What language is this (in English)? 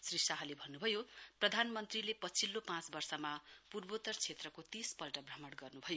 Nepali